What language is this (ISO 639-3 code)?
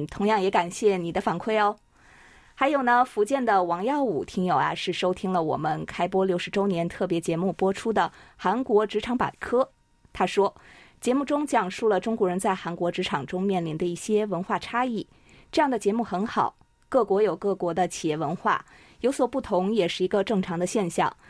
zho